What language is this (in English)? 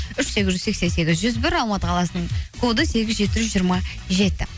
Kazakh